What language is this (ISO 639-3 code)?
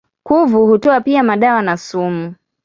swa